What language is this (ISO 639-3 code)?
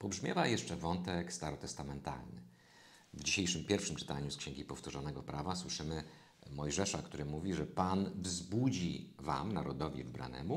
pol